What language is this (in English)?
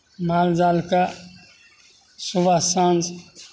Maithili